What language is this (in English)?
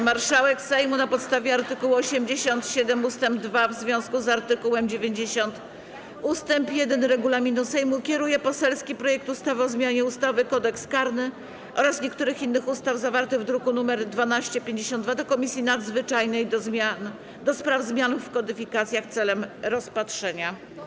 Polish